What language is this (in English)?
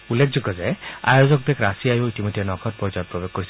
Assamese